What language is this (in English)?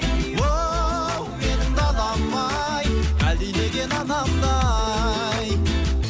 Kazakh